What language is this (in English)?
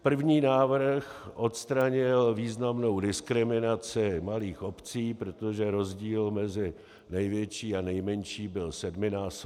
Czech